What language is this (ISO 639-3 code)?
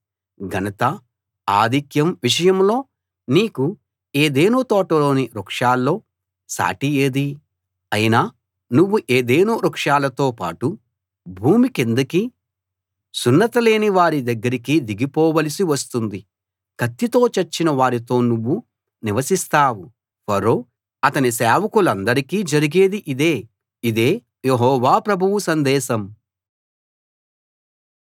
tel